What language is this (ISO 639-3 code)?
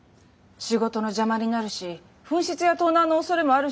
jpn